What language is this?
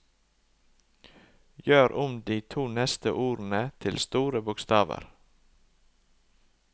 Norwegian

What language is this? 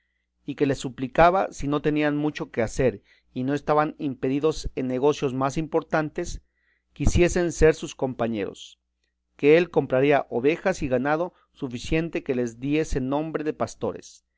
Spanish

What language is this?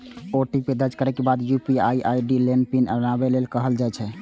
Maithili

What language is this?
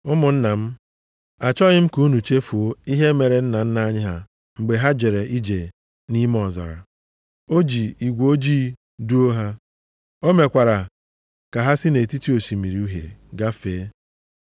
Igbo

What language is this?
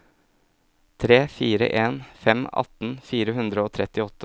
Norwegian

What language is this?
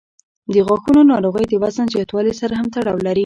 Pashto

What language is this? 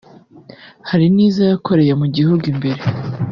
Kinyarwanda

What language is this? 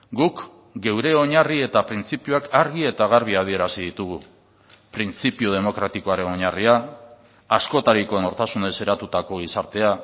Basque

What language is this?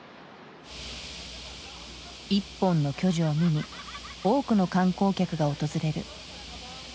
Japanese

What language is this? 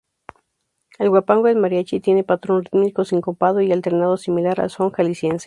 Spanish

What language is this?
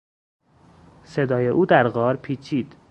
Persian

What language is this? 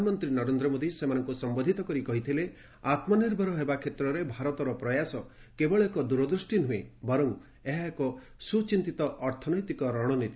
Odia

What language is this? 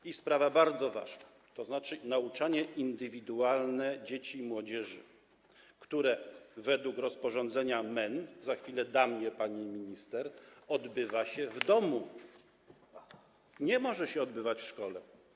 Polish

